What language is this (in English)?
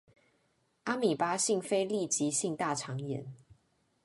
Chinese